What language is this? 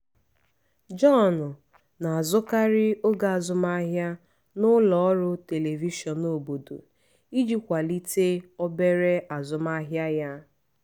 Igbo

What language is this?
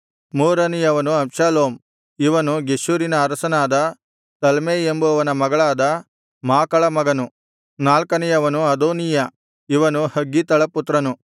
Kannada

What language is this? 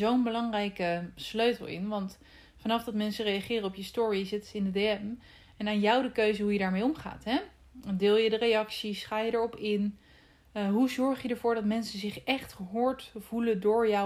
Dutch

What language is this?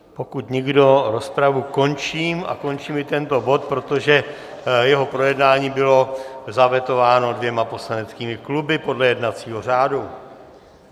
Czech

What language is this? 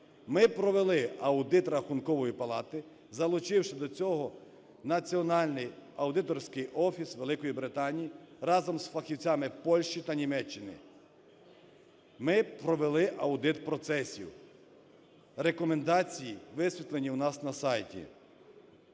Ukrainian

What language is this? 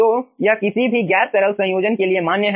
Hindi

